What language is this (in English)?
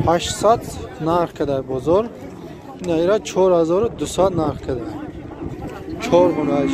Turkish